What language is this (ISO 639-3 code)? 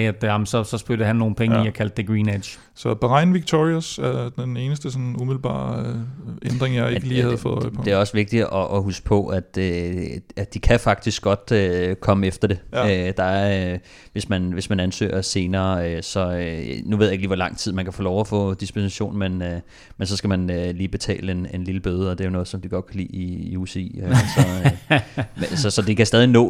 dan